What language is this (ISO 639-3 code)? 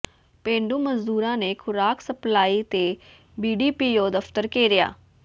pan